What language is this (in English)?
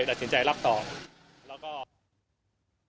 Thai